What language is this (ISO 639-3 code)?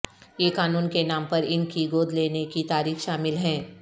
urd